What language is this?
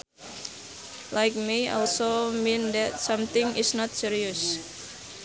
Sundanese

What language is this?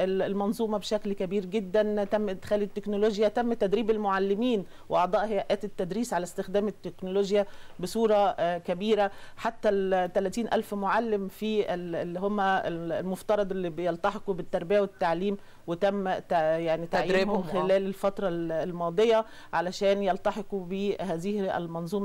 Arabic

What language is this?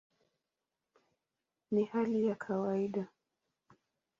Swahili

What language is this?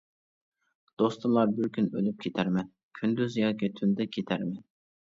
Uyghur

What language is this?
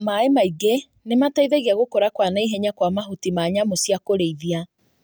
Kikuyu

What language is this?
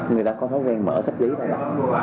Vietnamese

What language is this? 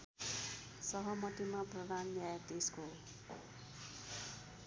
Nepali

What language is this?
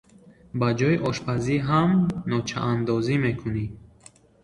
Tajik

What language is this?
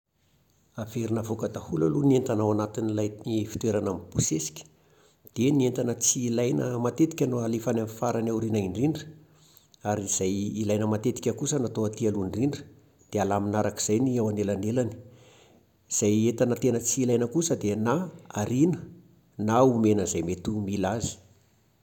Malagasy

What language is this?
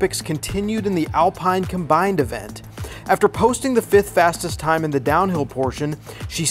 English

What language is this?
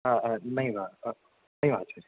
Sanskrit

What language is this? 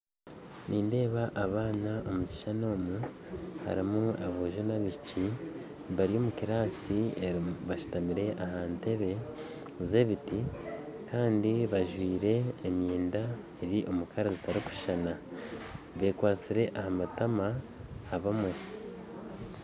Nyankole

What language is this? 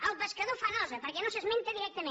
Catalan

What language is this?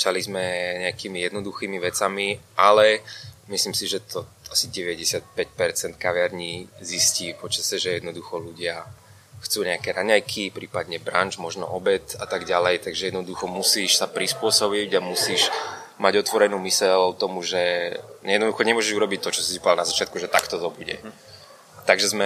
Czech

